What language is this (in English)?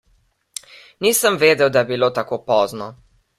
Slovenian